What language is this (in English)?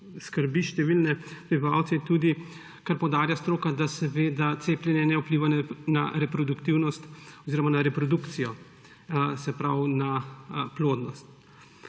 Slovenian